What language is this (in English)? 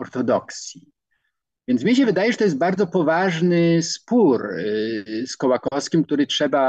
Polish